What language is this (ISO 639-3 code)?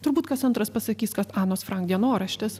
lit